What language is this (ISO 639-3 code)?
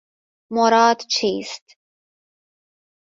fas